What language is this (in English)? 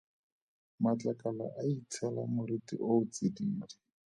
Tswana